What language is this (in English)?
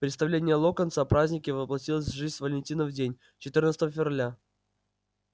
Russian